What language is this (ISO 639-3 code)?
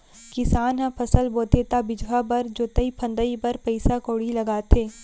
hne